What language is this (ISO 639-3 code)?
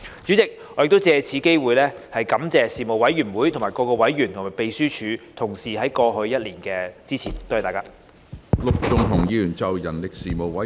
yue